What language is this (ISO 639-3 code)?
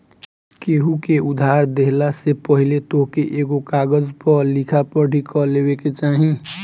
bho